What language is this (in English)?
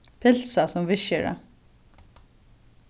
Faroese